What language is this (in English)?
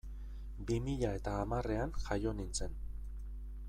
Basque